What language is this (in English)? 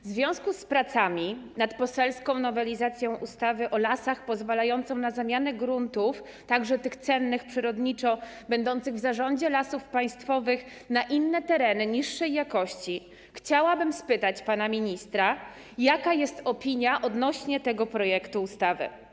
Polish